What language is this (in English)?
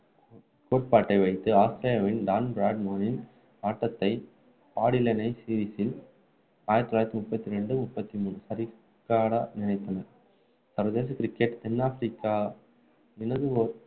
Tamil